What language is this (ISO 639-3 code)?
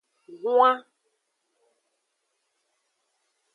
ajg